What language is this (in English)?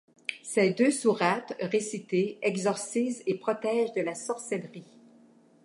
French